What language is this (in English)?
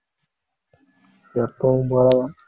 Tamil